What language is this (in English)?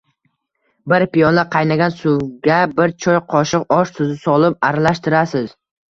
Uzbek